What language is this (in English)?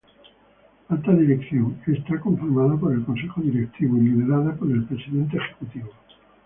Spanish